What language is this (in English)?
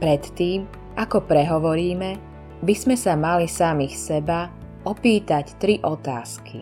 Slovak